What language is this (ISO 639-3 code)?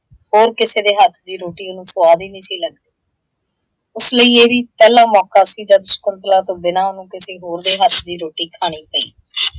pan